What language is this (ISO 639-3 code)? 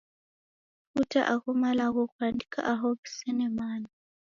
dav